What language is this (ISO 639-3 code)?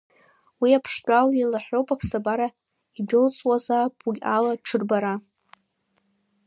abk